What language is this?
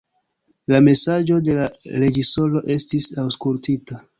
Esperanto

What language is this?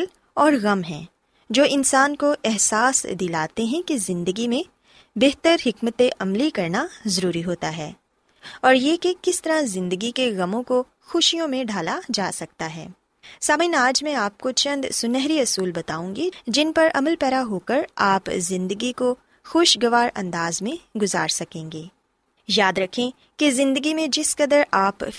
Urdu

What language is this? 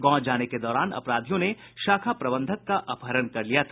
Hindi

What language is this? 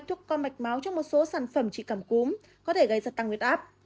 Vietnamese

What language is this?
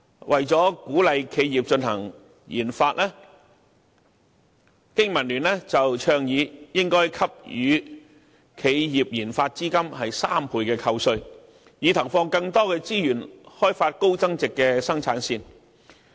Cantonese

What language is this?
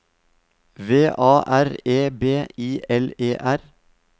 Norwegian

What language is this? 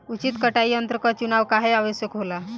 Bhojpuri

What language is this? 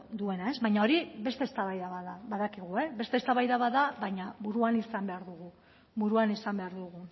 Basque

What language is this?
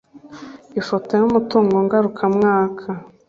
Kinyarwanda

